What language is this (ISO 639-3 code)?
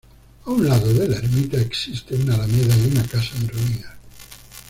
spa